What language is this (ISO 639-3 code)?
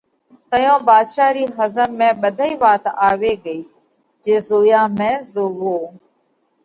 kvx